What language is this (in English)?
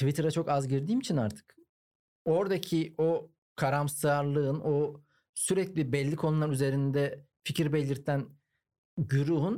Turkish